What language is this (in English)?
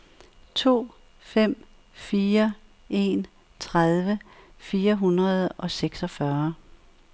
Danish